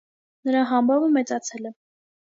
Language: Armenian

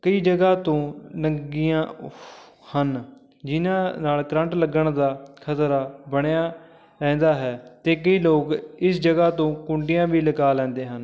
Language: Punjabi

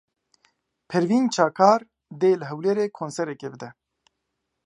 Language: Kurdish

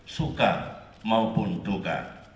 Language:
Indonesian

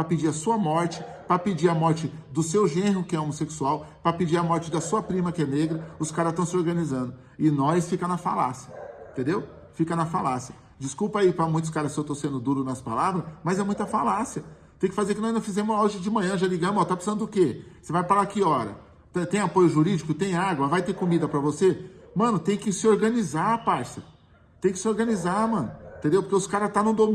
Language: Portuguese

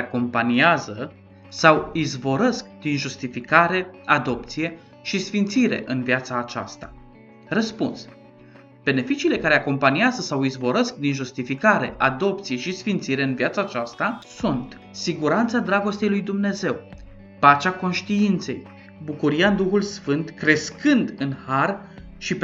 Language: Romanian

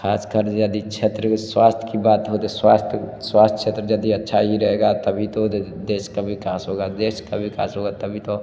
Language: Hindi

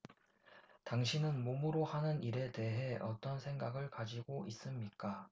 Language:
Korean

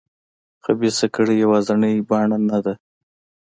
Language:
Pashto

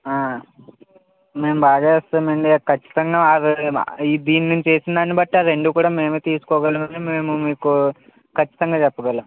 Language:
Telugu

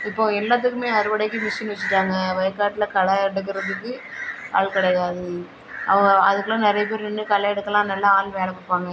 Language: Tamil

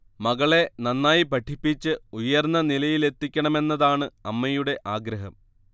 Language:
Malayalam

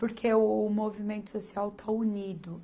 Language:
Portuguese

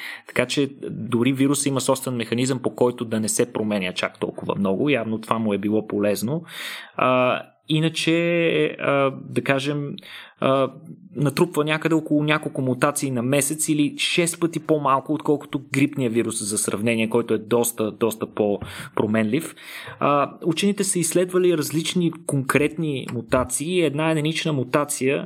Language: Bulgarian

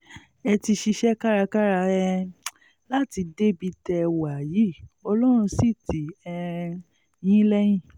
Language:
Yoruba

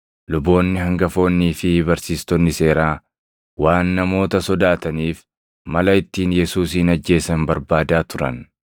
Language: Oromo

